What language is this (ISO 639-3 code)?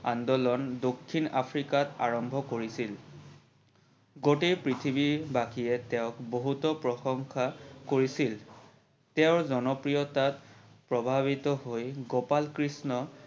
asm